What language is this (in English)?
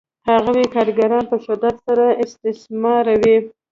Pashto